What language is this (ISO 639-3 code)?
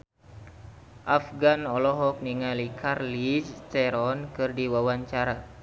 sun